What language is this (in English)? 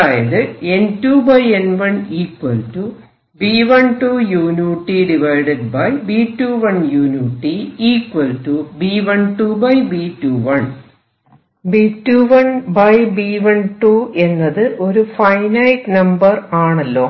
Malayalam